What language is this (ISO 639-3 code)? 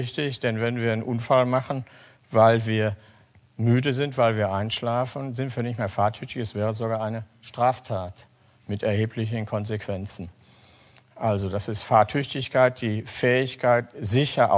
deu